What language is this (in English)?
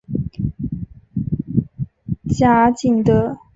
Chinese